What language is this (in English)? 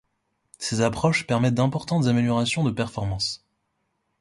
French